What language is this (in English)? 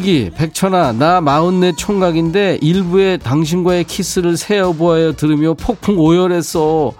Korean